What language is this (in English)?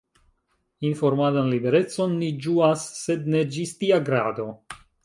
Esperanto